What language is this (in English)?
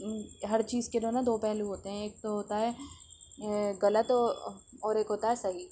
Urdu